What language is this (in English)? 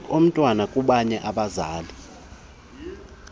Xhosa